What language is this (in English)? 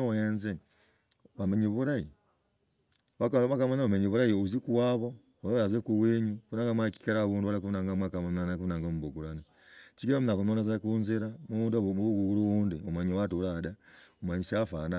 Logooli